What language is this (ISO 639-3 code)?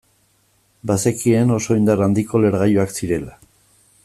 eus